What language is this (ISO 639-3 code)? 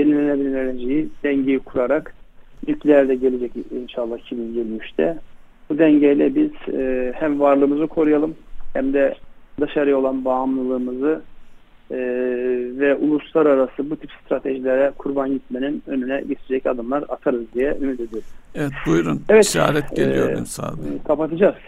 tur